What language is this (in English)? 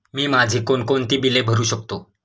Marathi